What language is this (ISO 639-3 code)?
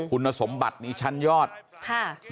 tha